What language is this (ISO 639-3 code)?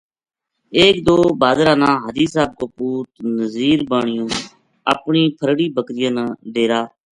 gju